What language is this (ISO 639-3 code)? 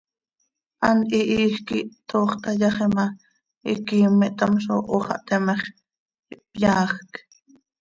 sei